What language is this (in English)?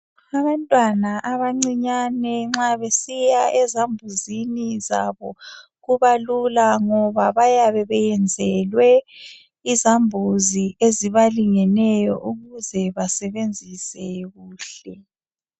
North Ndebele